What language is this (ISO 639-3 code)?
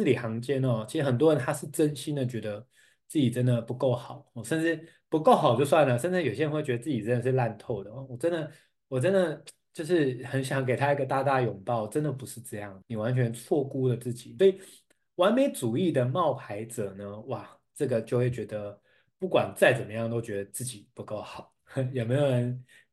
zho